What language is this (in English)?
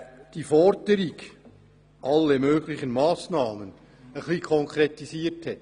Swiss German